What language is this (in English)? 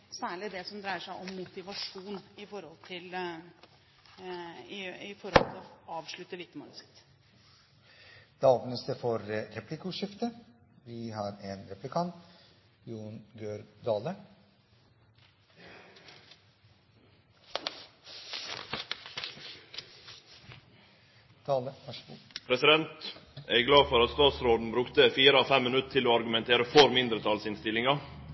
Norwegian